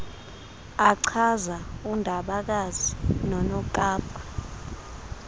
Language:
Xhosa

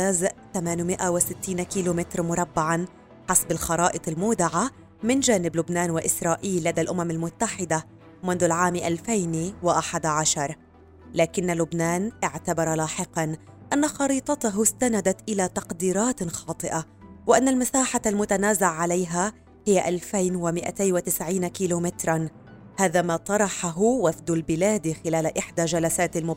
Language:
Arabic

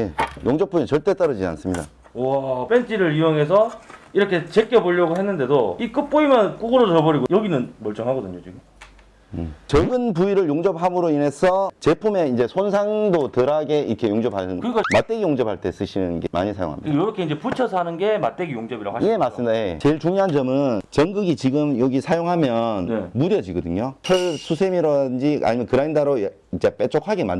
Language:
Korean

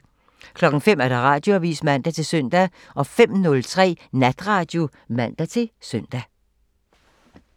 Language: Danish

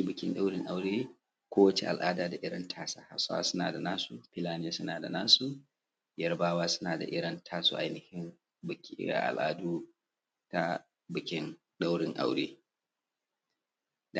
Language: Hausa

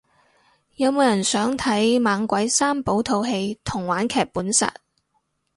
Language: Cantonese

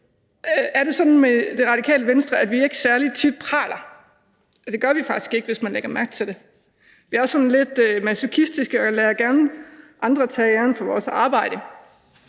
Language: Danish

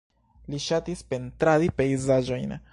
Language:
Esperanto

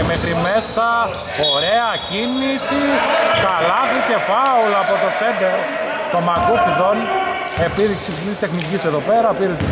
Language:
Greek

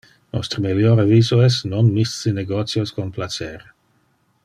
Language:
Interlingua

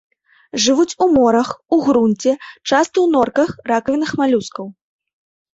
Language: Belarusian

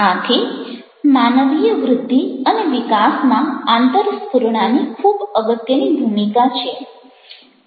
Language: Gujarati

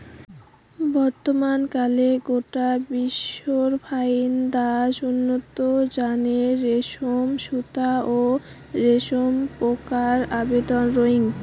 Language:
Bangla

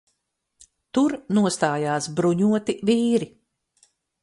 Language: Latvian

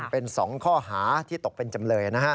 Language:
Thai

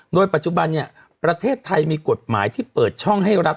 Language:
Thai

